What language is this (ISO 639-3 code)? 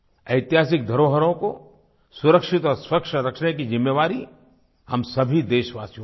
hin